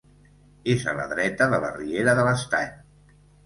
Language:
Catalan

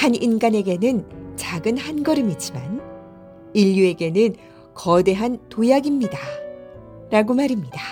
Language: Korean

